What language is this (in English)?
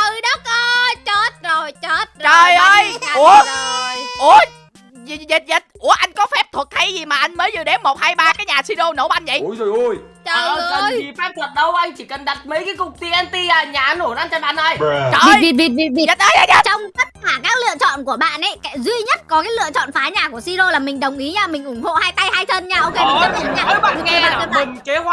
Vietnamese